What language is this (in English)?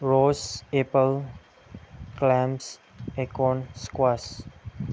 Manipuri